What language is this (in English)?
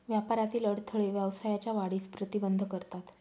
Marathi